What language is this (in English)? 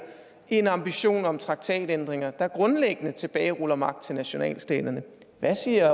Danish